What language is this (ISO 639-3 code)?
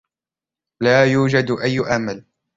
ara